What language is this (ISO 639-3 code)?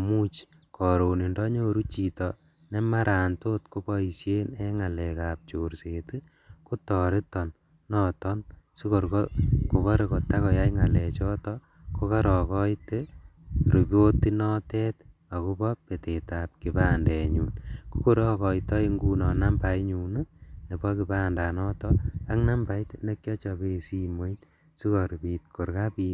kln